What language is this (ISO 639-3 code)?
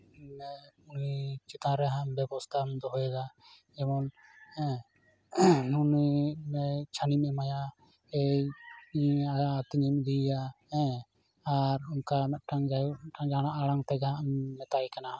sat